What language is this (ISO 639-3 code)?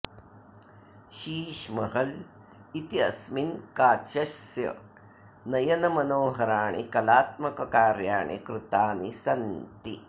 san